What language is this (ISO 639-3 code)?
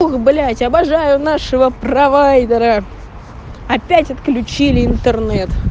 rus